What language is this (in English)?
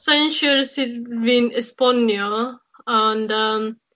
Welsh